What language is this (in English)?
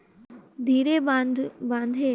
Chhattisgarhi